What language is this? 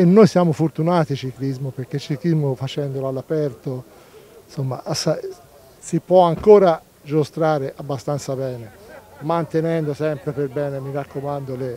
Italian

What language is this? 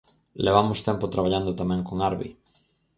Galician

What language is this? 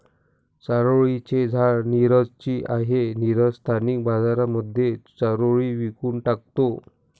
Marathi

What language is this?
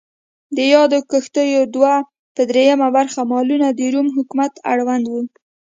Pashto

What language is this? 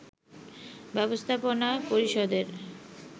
Bangla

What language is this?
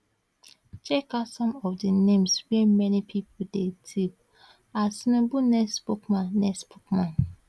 Nigerian Pidgin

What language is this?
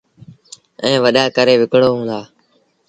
Sindhi Bhil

